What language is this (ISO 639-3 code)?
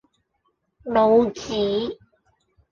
yue